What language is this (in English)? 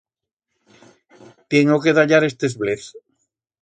Aragonese